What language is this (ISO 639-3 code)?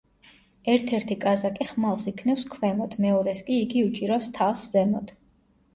kat